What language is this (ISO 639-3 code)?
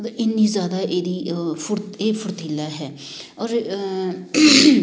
pan